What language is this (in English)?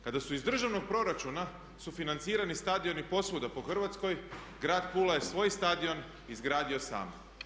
Croatian